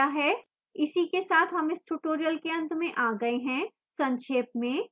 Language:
Hindi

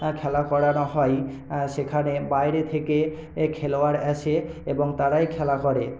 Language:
Bangla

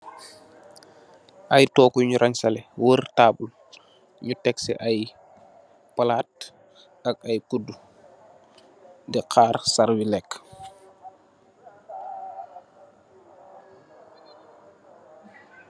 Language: Wolof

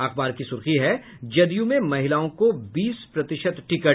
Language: Hindi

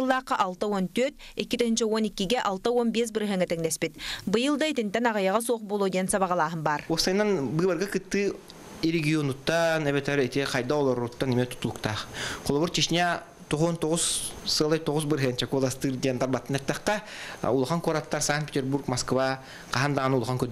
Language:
Russian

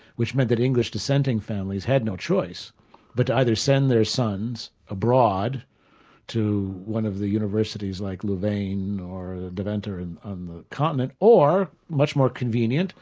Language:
English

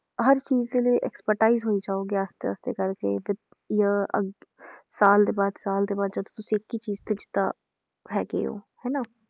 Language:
Punjabi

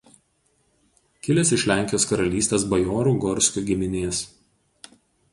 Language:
Lithuanian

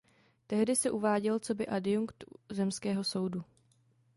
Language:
Czech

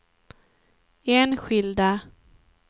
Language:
Swedish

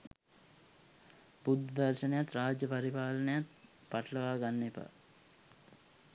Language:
Sinhala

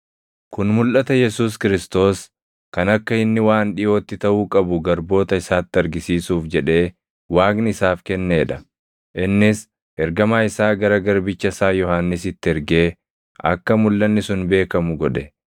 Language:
Oromo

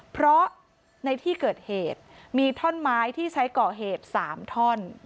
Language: Thai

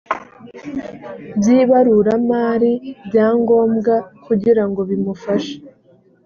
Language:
Kinyarwanda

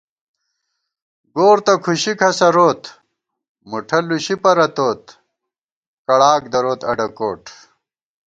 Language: Gawar-Bati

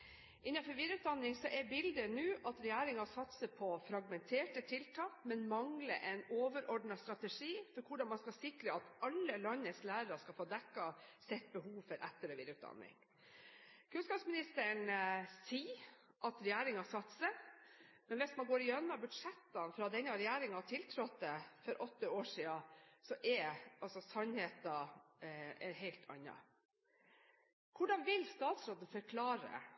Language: Norwegian Bokmål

